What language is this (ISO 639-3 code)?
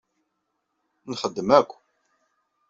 kab